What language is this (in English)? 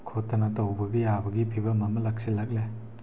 Manipuri